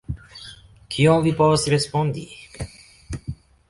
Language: Esperanto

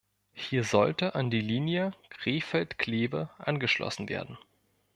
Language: German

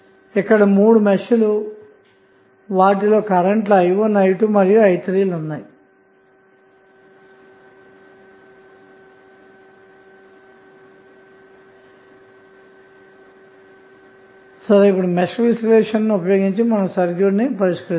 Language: Telugu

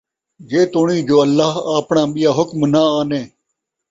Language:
Saraiki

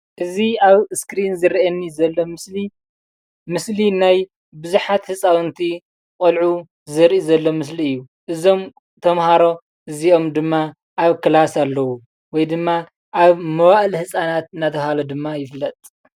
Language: Tigrinya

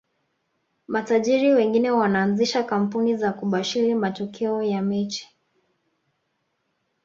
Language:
Swahili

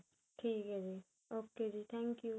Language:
Punjabi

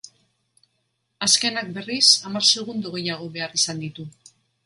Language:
Basque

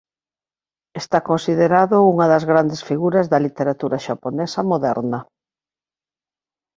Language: Galician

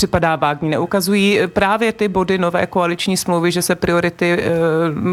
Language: Czech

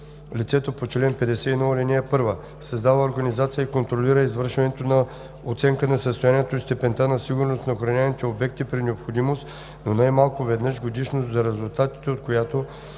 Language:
Bulgarian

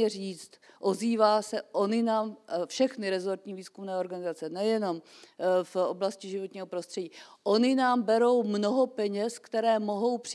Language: Czech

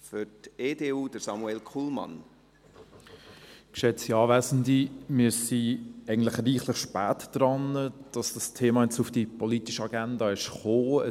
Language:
Swiss German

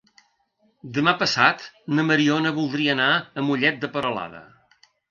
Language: Catalan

